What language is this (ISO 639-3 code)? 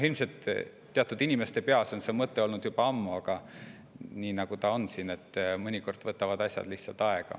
est